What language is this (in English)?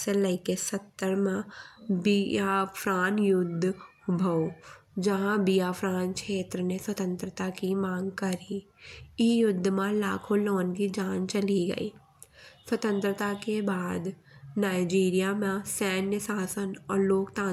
Bundeli